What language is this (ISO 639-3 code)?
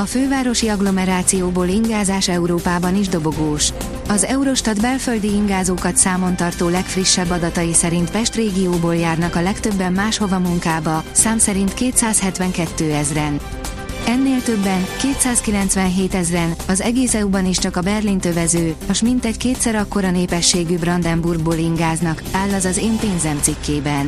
hun